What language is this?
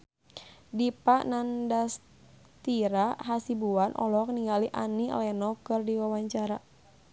Sundanese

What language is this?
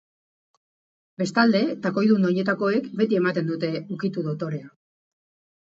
Basque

